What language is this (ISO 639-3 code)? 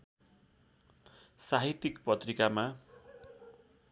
nep